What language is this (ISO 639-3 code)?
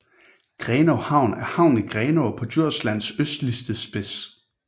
dan